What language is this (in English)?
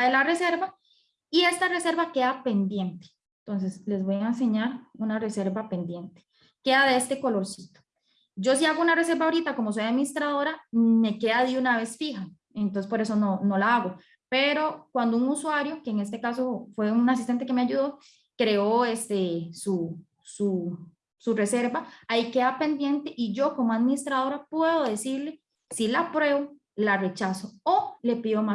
Spanish